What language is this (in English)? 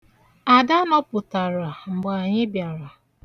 Igbo